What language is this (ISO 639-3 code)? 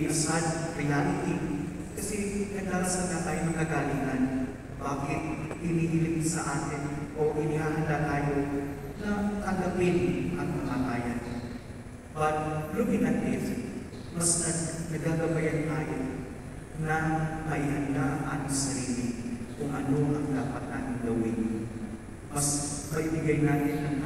fil